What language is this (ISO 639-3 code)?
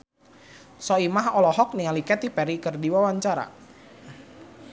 sun